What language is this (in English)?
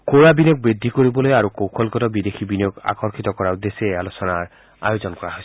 Assamese